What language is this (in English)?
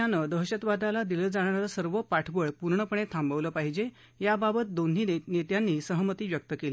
Marathi